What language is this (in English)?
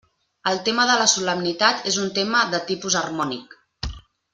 Catalan